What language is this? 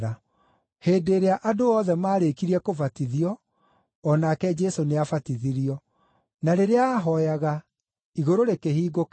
Kikuyu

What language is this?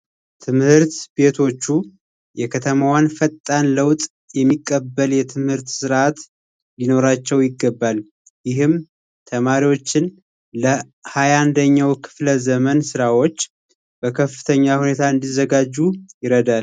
Amharic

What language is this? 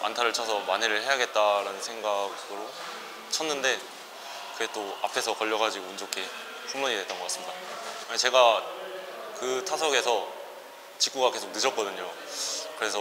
Korean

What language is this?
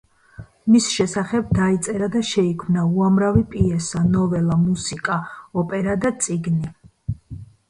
Georgian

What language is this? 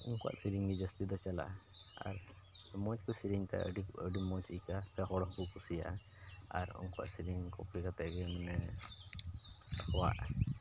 Santali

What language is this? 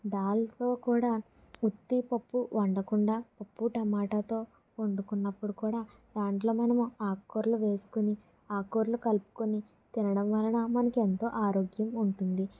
Telugu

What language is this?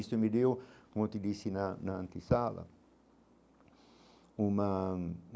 Portuguese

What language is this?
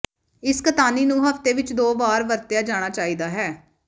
Punjabi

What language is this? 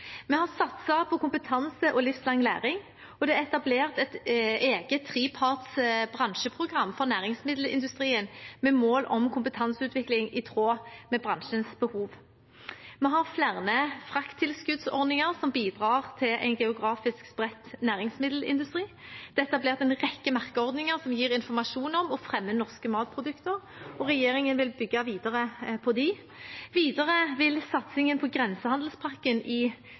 Norwegian Bokmål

